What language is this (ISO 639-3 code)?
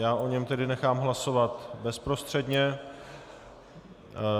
ces